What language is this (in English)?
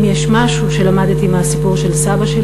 Hebrew